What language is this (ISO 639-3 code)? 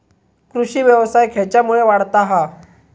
mar